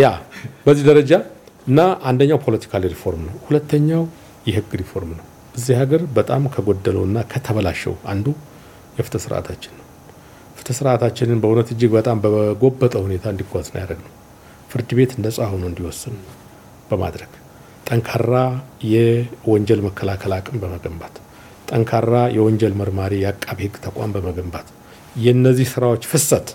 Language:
Amharic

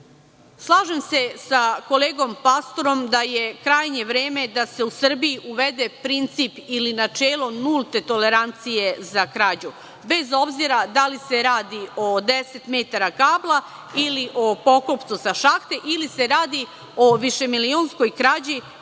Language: Serbian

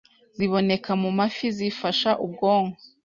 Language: Kinyarwanda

